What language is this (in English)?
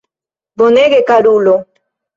Esperanto